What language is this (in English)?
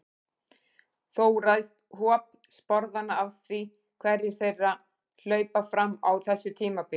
Icelandic